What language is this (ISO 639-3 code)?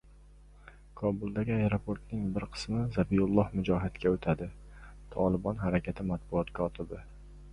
uzb